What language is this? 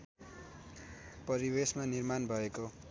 Nepali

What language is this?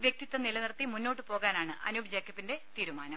Malayalam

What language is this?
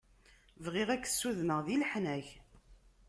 Kabyle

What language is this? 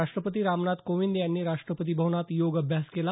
Marathi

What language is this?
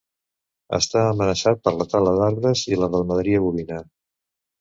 Catalan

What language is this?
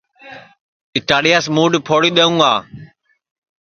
Sansi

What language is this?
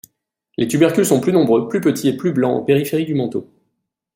French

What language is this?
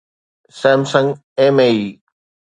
Sindhi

